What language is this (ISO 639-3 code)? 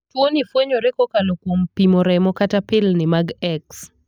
luo